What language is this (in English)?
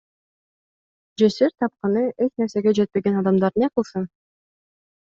Kyrgyz